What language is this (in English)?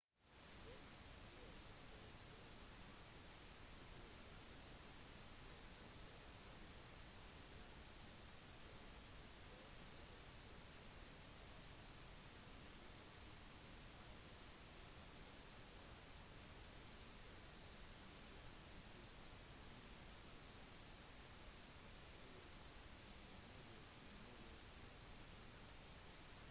Norwegian Bokmål